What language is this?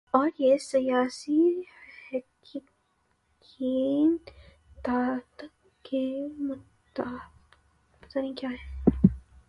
Urdu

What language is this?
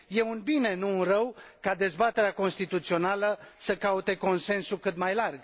Romanian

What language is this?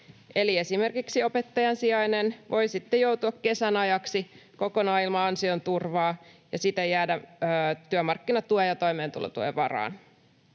Finnish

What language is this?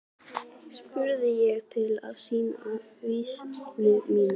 Icelandic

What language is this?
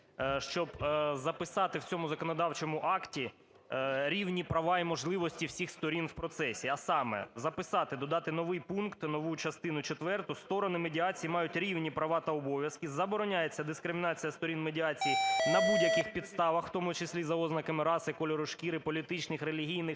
Ukrainian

